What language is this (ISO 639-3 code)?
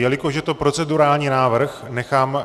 ces